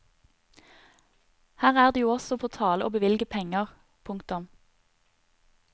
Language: Norwegian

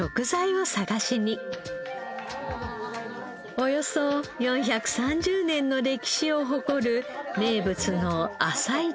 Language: Japanese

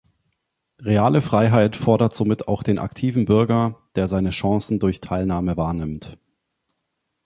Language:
German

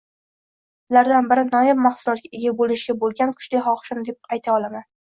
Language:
Uzbek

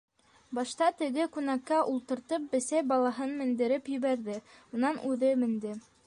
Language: Bashkir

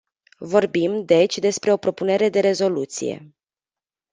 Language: Romanian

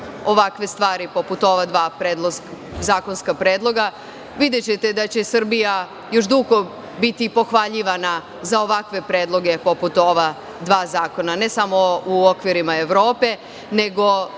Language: Serbian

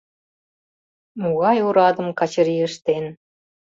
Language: Mari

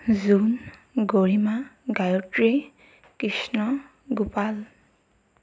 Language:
Assamese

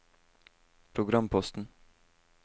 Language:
Norwegian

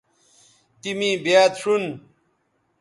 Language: Bateri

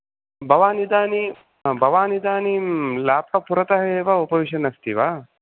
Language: Sanskrit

